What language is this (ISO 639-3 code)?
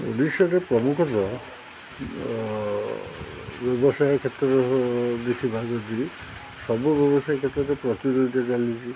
ori